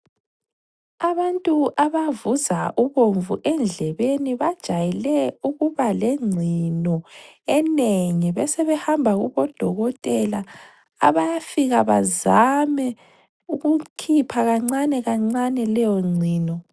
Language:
North Ndebele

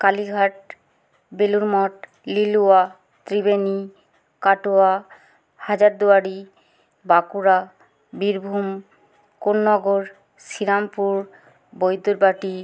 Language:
Bangla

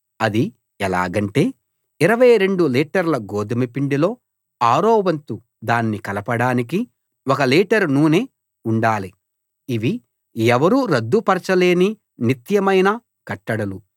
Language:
Telugu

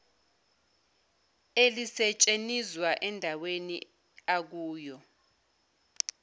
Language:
Zulu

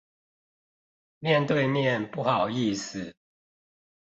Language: Chinese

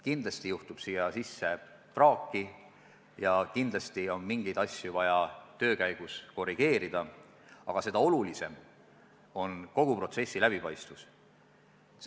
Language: Estonian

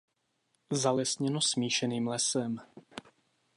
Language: Czech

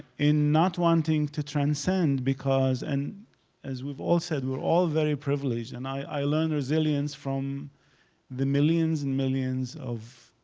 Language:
English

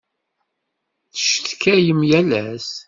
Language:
Kabyle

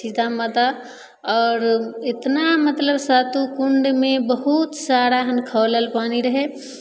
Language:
Maithili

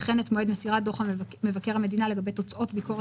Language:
Hebrew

